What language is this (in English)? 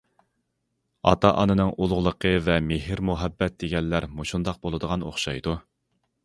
Uyghur